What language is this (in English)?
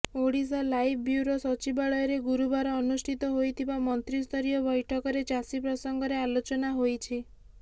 Odia